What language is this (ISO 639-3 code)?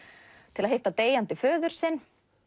isl